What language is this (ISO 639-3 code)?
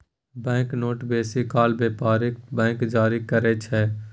mai